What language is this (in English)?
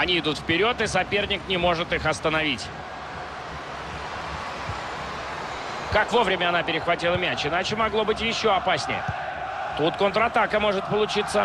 Russian